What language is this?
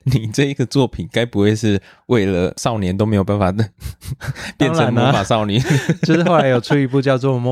Chinese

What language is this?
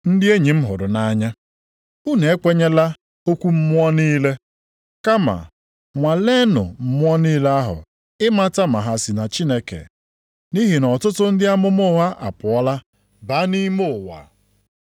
Igbo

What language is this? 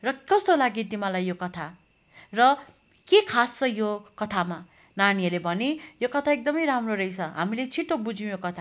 Nepali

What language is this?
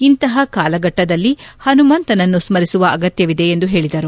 Kannada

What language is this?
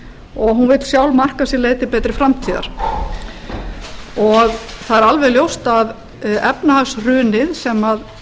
Icelandic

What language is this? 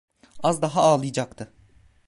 Turkish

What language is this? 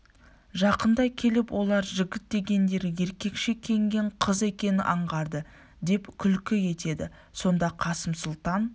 Kazakh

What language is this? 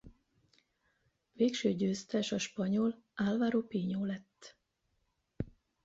Hungarian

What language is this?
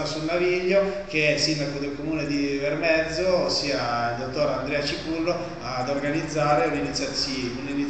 Italian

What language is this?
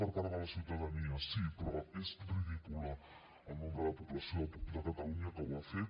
Catalan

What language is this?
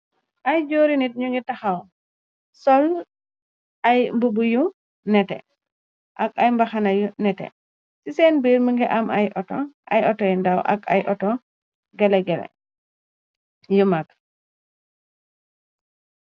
Wolof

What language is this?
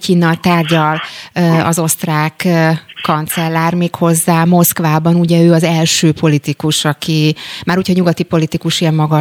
Hungarian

